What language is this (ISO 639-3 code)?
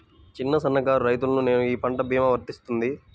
tel